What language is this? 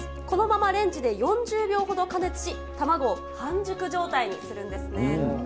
Japanese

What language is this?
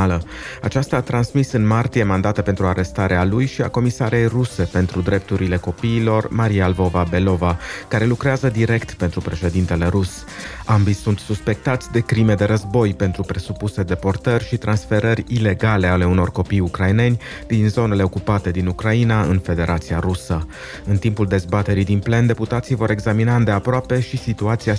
Romanian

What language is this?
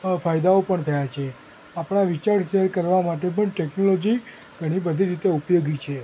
Gujarati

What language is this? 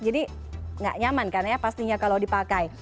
Indonesian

